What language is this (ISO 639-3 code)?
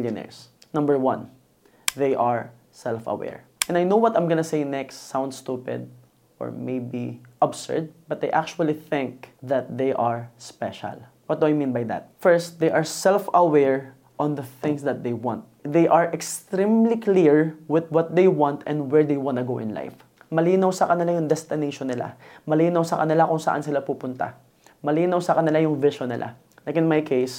fil